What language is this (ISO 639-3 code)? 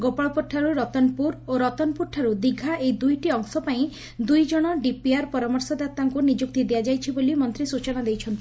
ori